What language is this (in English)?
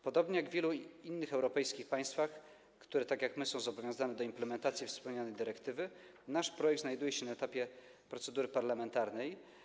Polish